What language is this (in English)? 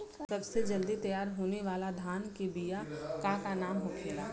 Bhojpuri